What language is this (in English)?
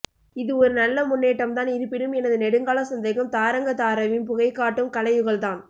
Tamil